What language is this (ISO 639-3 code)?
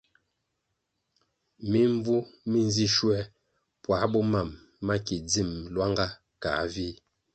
nmg